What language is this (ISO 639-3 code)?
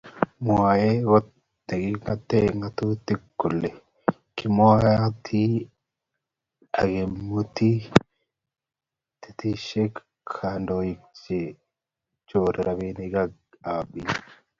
kln